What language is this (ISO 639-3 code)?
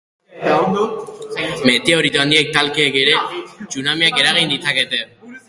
eus